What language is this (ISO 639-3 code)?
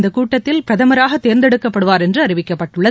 tam